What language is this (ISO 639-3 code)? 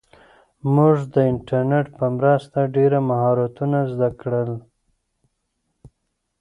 pus